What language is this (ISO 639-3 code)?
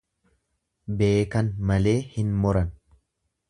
orm